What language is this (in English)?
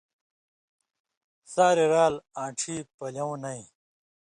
Indus Kohistani